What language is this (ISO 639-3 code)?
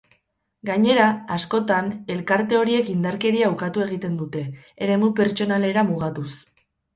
eus